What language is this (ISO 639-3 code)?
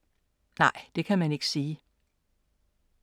dan